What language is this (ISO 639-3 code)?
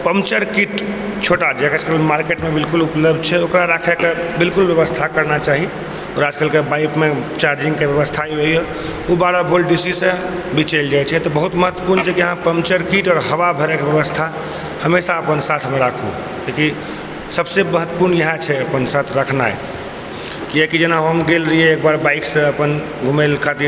mai